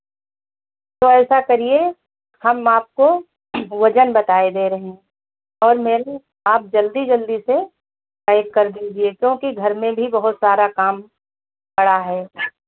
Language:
Hindi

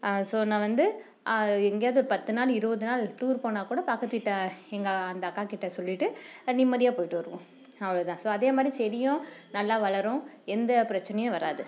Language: Tamil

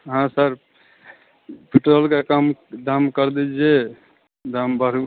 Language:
Hindi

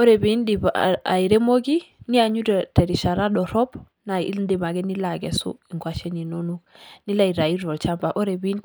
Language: Masai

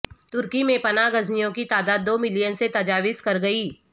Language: Urdu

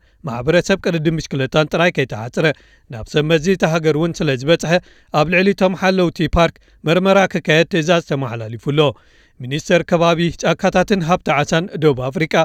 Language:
Amharic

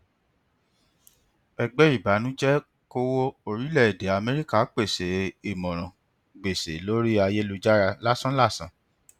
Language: Yoruba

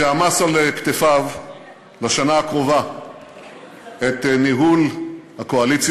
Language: Hebrew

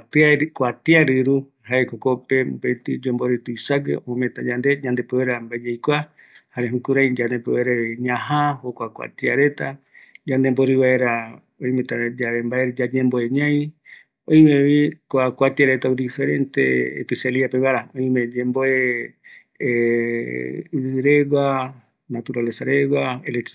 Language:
Eastern Bolivian Guaraní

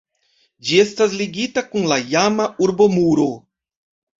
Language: Esperanto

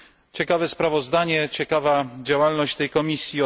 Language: Polish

